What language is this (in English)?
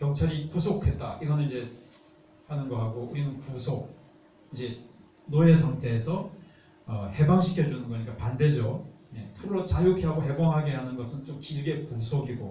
Korean